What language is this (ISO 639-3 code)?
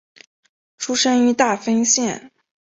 zho